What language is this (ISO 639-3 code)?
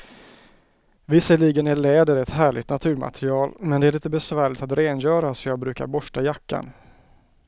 swe